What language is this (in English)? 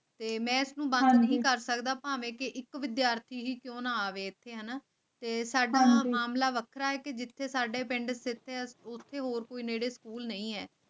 Punjabi